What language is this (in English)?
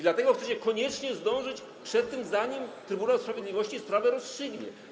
Polish